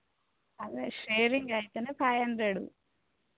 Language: Telugu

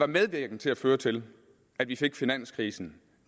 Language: Danish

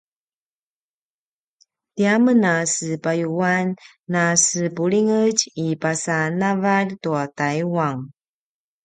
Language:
Paiwan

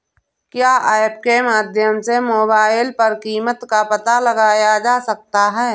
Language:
Hindi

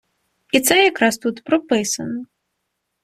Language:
Ukrainian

